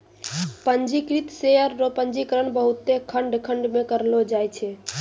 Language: Maithili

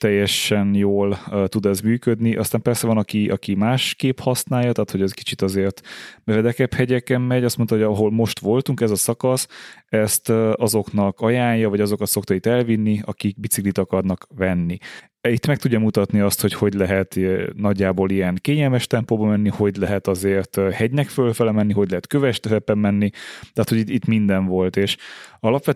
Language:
Hungarian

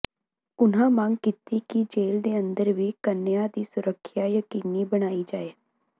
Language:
Punjabi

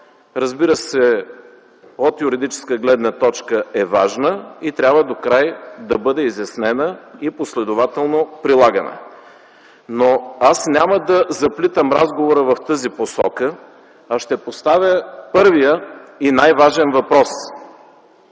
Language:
Bulgarian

